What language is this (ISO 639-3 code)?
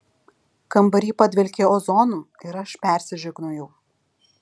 lit